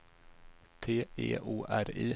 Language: Swedish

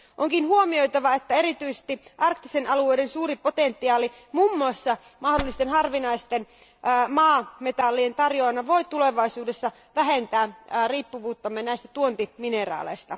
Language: Finnish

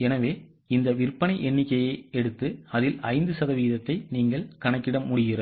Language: Tamil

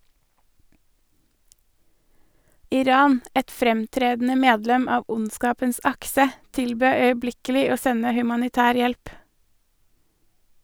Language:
Norwegian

